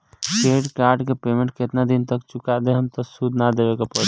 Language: Bhojpuri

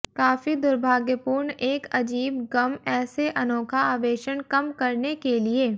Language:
Hindi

